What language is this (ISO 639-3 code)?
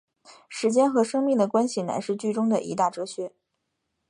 zho